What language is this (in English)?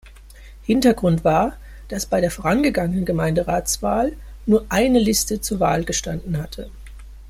German